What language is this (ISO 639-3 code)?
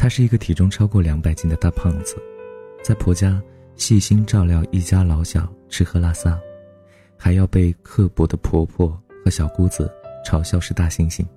zho